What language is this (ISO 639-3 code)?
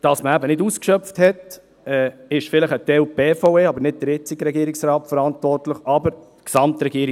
gsw